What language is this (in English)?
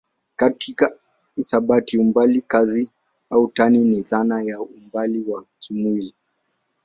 Swahili